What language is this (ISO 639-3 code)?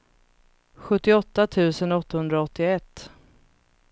swe